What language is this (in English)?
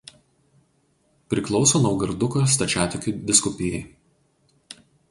Lithuanian